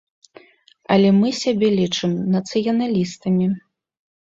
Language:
Belarusian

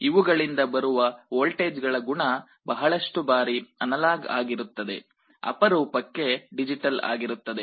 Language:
Kannada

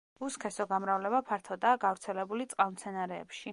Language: Georgian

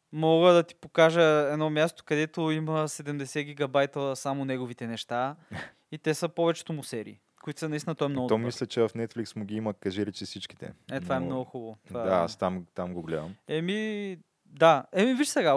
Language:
Bulgarian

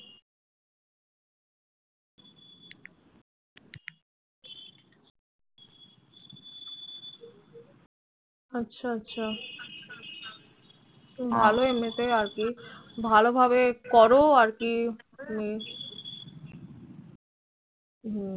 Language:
Bangla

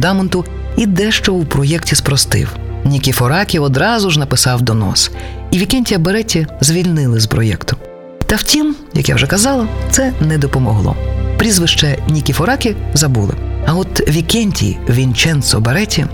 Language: Ukrainian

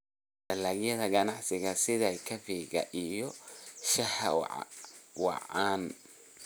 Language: Somali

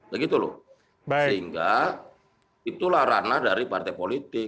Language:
Indonesian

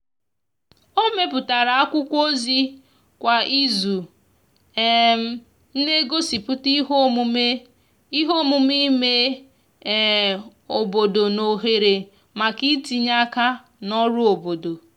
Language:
Igbo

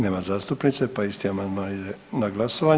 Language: Croatian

